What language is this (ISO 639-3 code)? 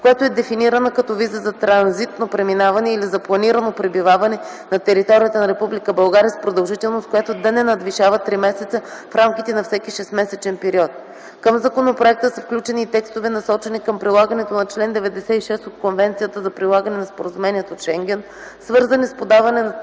bul